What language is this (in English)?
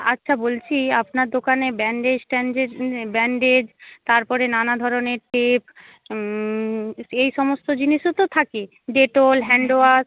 Bangla